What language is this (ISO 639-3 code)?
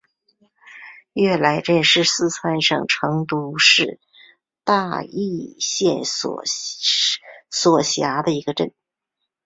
zho